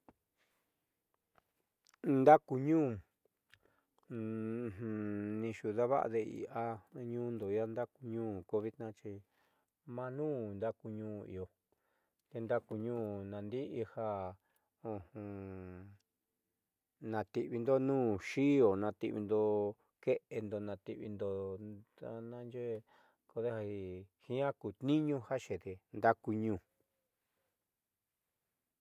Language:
Southeastern Nochixtlán Mixtec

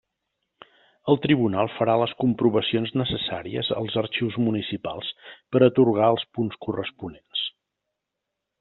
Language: Catalan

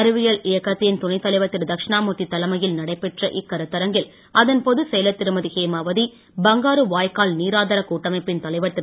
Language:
Tamil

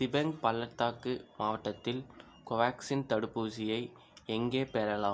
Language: Tamil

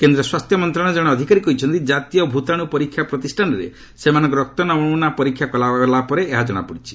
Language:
Odia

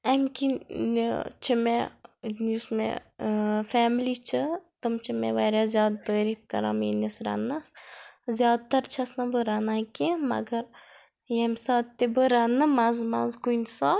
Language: Kashmiri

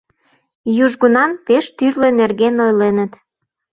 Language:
Mari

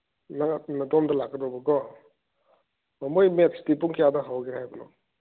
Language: Manipuri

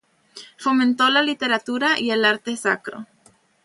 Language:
Spanish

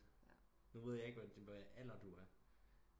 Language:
Danish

